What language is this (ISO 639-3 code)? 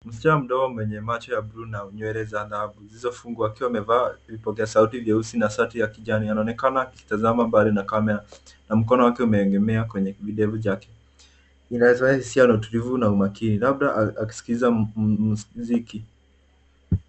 swa